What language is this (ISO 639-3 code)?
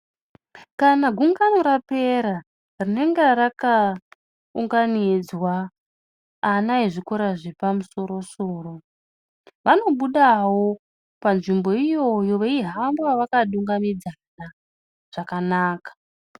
ndc